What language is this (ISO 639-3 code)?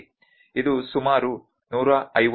kan